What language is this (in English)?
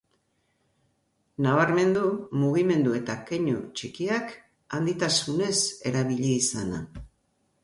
Basque